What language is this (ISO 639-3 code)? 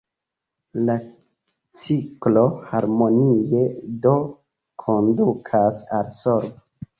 epo